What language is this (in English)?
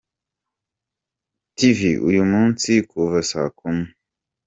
Kinyarwanda